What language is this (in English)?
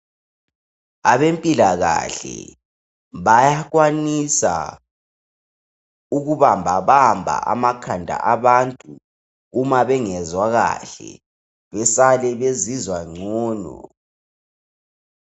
North Ndebele